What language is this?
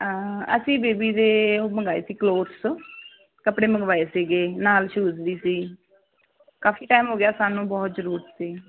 Punjabi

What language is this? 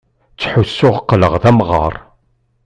Kabyle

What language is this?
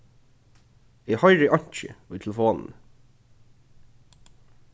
Faroese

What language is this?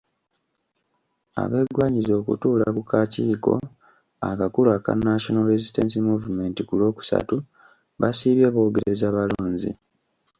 Ganda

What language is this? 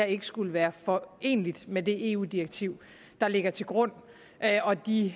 Danish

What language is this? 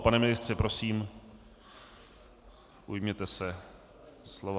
Czech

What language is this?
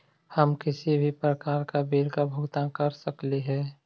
Magahi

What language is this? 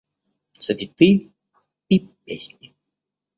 Russian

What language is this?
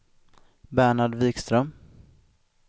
Swedish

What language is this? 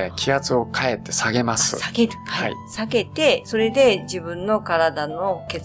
Japanese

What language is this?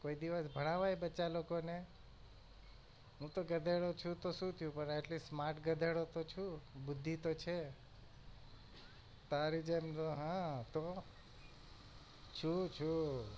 Gujarati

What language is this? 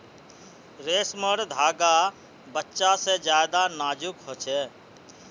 Magahi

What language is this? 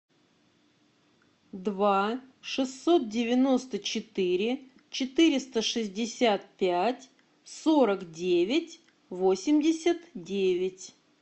Russian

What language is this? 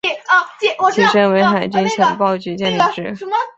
Chinese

